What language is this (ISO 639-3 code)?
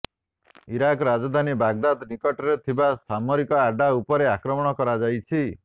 ori